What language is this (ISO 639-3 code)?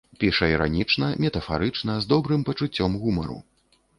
bel